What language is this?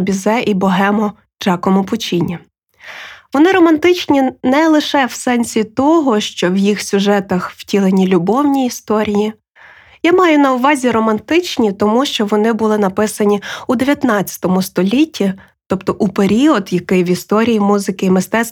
Ukrainian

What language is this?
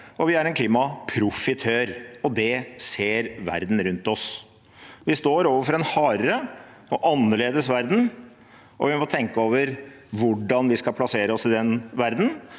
Norwegian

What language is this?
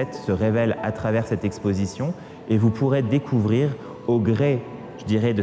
French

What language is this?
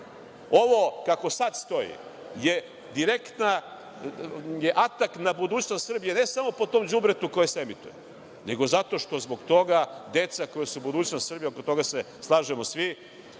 Serbian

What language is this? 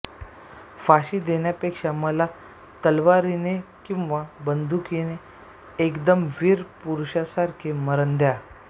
Marathi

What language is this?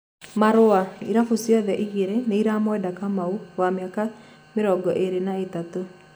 Kikuyu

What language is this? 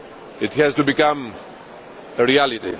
English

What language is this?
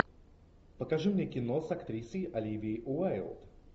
Russian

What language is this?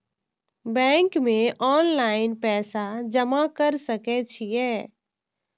Maithili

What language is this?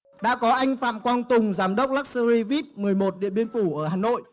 Vietnamese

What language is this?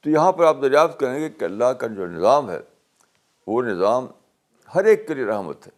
Urdu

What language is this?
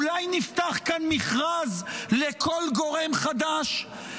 Hebrew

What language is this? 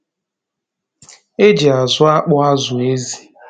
Igbo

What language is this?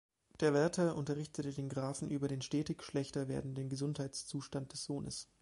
German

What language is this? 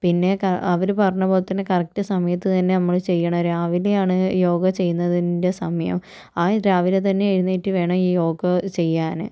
Malayalam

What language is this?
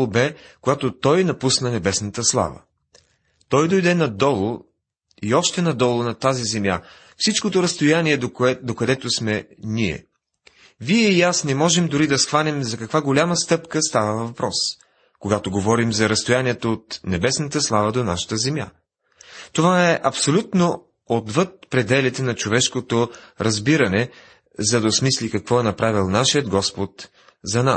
Bulgarian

